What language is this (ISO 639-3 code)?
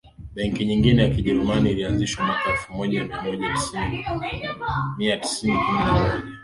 swa